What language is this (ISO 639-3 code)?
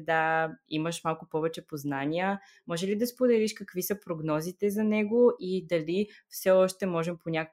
bul